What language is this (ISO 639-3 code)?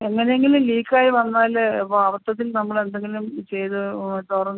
mal